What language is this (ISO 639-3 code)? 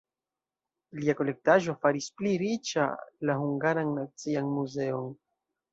epo